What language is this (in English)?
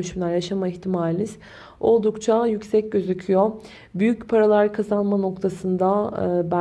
Turkish